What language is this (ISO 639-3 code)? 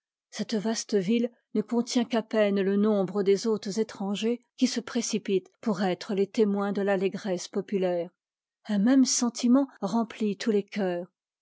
fra